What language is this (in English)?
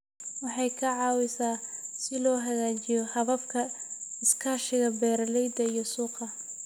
Somali